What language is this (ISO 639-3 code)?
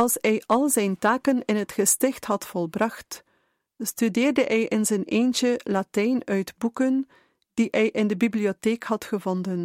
nld